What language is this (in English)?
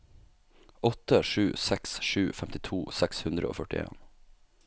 Norwegian